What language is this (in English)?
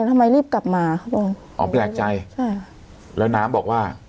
Thai